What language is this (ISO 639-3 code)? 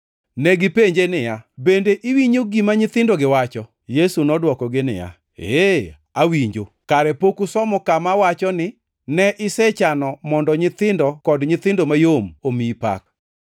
luo